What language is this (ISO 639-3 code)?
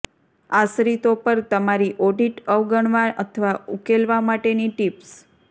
guj